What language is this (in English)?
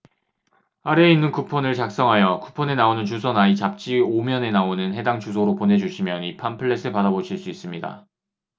Korean